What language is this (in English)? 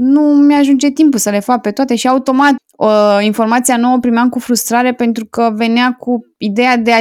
Romanian